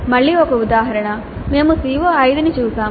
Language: Telugu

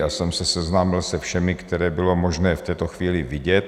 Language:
Czech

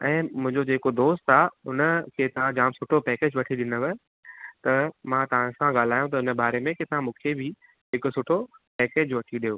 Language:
Sindhi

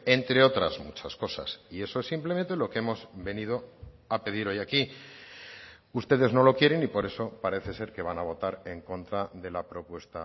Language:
Spanish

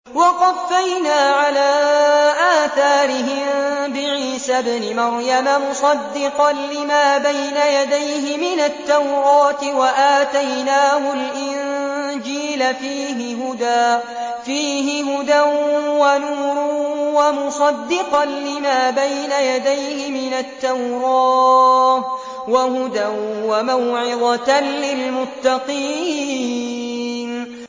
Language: Arabic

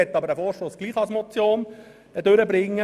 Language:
Swiss German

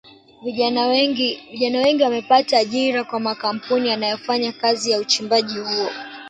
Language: Swahili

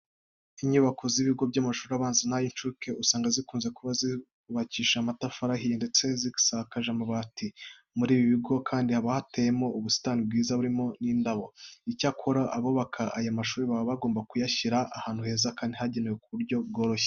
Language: Kinyarwanda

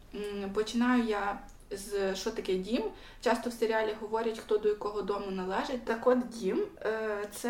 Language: Ukrainian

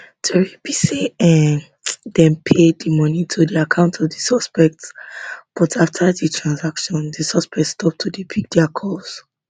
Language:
Nigerian Pidgin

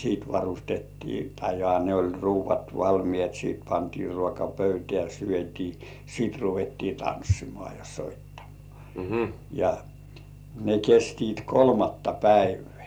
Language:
Finnish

